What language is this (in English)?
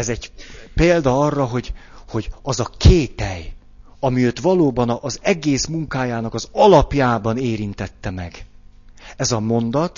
Hungarian